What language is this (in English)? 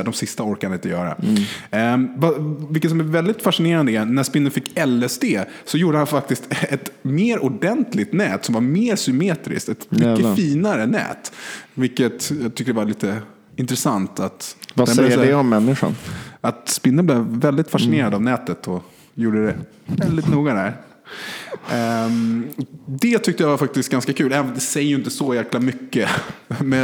Swedish